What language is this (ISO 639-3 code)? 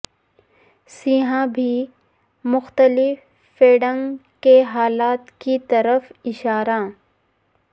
urd